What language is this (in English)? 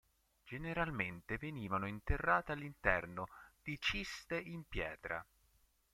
Italian